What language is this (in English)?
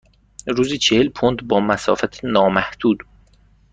Persian